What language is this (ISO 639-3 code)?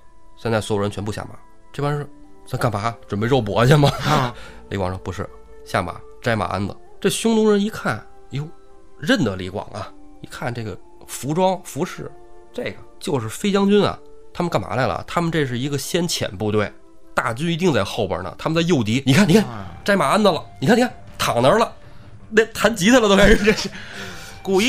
zho